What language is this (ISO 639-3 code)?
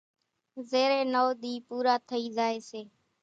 gjk